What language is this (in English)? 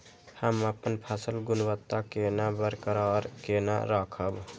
Maithili